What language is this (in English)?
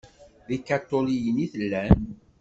Kabyle